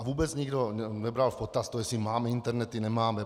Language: Czech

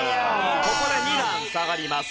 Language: Japanese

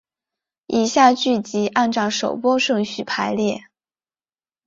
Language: Chinese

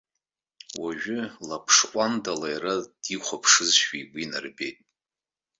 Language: Abkhazian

